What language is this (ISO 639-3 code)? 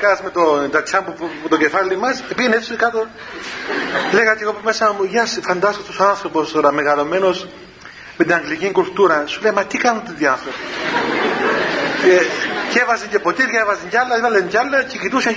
ell